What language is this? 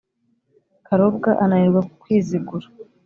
Kinyarwanda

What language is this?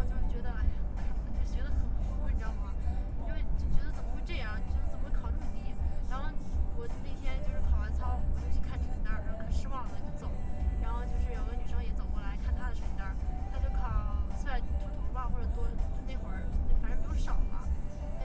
Chinese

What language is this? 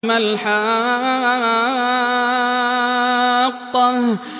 Arabic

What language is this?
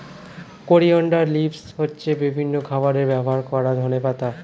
Bangla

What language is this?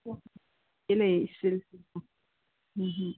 Manipuri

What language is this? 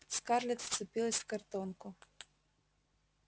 Russian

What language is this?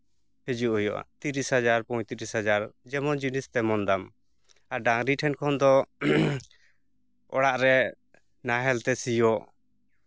Santali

